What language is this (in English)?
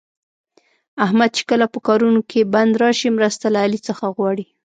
Pashto